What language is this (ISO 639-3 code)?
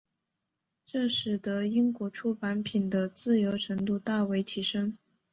zho